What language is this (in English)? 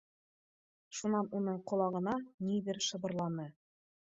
Bashkir